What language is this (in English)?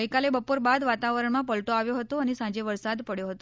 Gujarati